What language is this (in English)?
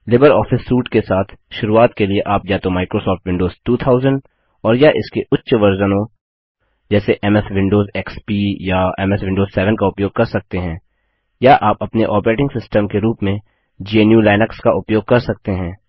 Hindi